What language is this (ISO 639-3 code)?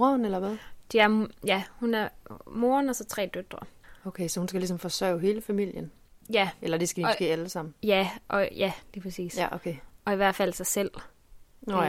dan